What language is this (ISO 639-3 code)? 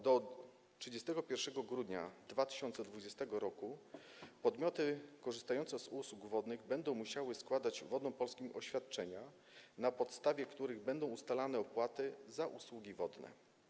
pol